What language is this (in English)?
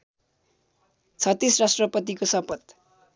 Nepali